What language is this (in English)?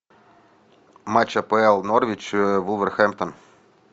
Russian